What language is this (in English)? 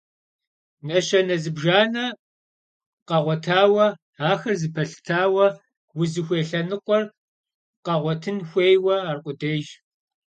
Kabardian